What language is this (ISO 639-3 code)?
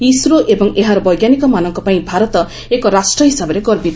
ori